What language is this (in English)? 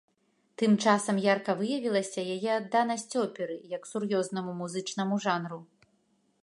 Belarusian